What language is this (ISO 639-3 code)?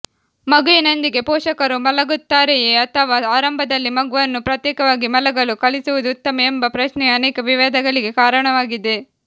kan